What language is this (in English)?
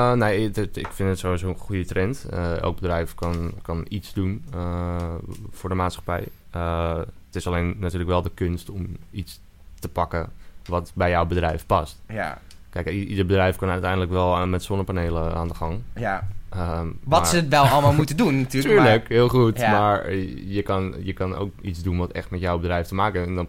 Dutch